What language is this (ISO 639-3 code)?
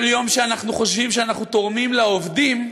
heb